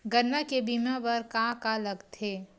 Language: Chhattisgarhi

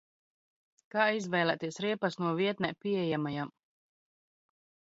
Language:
Latvian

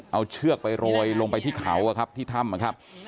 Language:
Thai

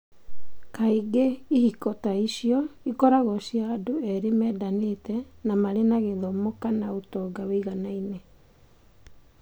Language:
Kikuyu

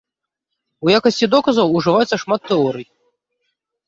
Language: Belarusian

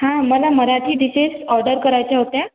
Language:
Marathi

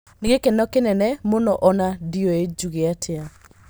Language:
Kikuyu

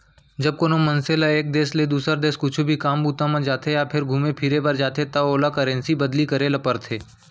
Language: Chhattisgarhi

